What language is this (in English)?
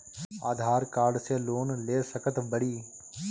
Bhojpuri